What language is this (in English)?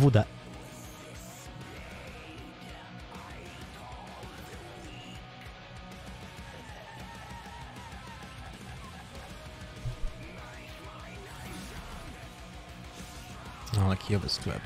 Polish